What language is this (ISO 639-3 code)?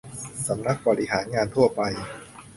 tha